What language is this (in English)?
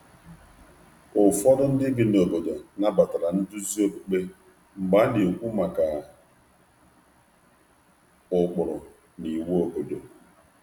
Igbo